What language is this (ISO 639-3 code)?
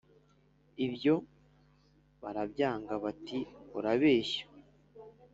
kin